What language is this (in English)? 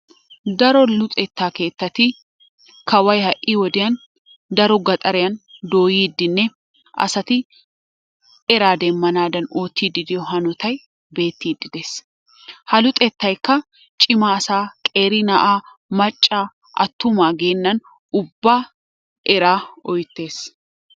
Wolaytta